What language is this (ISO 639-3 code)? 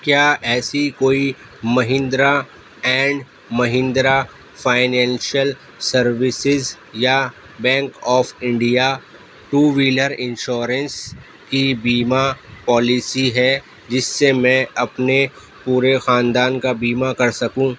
urd